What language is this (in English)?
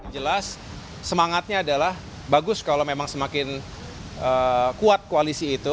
Indonesian